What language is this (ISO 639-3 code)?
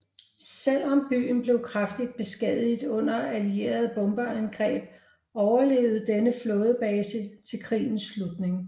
dan